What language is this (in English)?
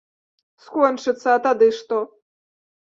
Belarusian